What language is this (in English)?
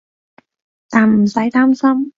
Cantonese